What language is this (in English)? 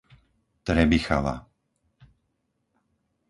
Slovak